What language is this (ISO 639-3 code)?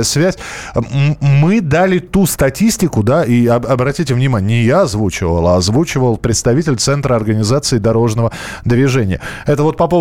rus